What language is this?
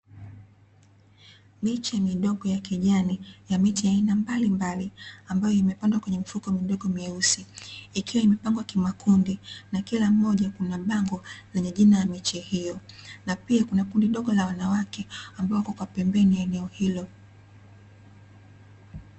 Swahili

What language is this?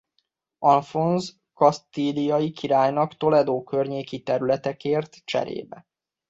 Hungarian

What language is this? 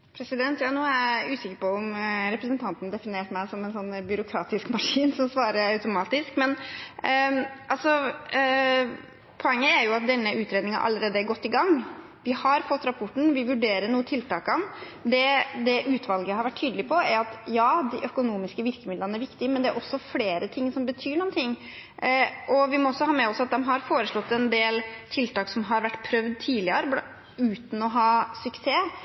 Norwegian Bokmål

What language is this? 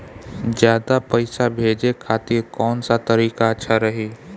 Bhojpuri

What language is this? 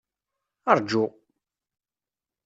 Kabyle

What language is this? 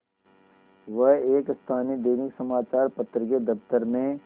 Hindi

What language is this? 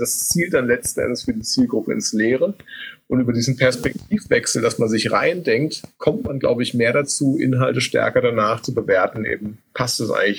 German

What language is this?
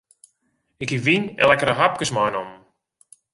Western Frisian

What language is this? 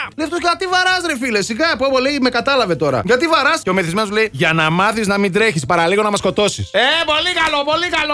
Greek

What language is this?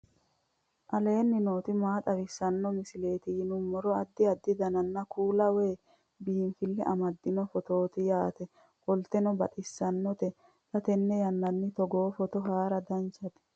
Sidamo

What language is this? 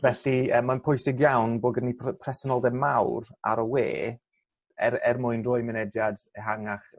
Welsh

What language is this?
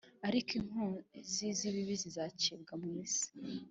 Kinyarwanda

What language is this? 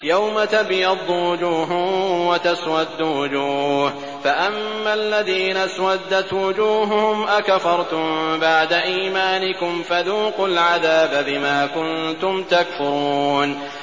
Arabic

